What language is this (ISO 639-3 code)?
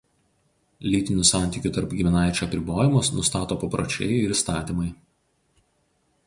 lit